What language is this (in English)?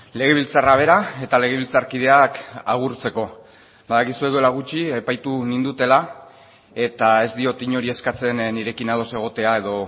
Basque